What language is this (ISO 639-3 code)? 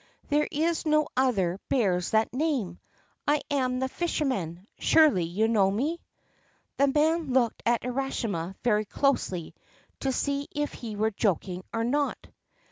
eng